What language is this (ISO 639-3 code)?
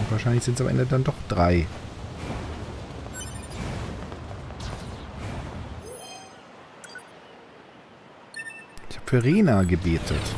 deu